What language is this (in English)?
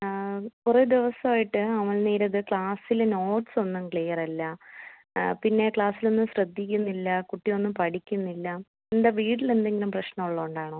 Malayalam